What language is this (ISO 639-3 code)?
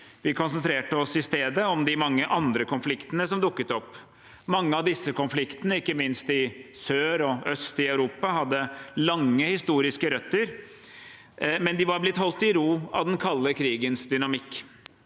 nor